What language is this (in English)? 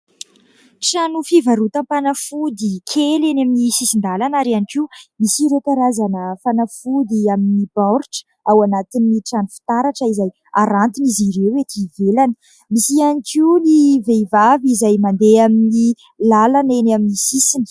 Malagasy